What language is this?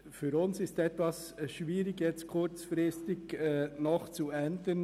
Swiss German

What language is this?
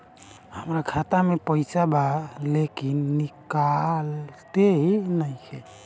Bhojpuri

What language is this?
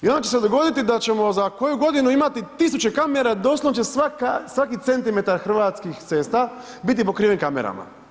Croatian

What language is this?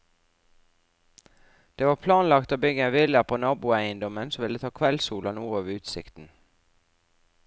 Norwegian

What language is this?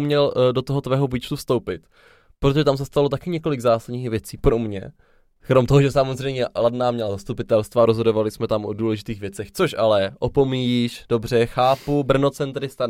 Czech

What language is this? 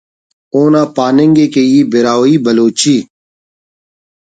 Brahui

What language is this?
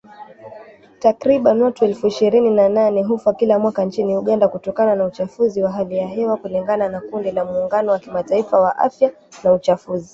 Swahili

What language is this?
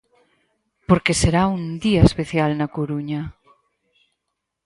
Galician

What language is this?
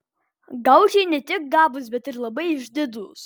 Lithuanian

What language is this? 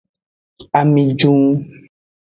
Aja (Benin)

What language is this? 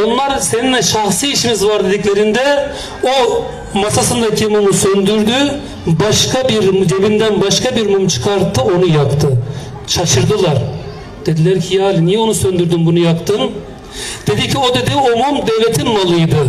Turkish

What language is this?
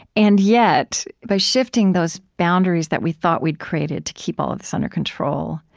English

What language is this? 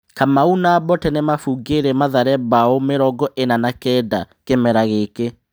Kikuyu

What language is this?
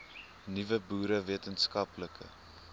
Afrikaans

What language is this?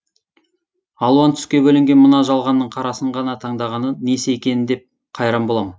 Kazakh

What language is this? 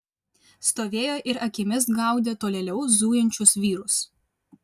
Lithuanian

